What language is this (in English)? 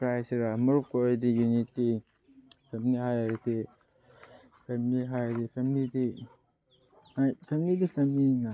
Manipuri